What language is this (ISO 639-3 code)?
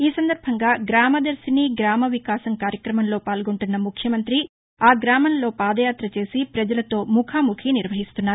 tel